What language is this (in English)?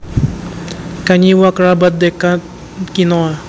Javanese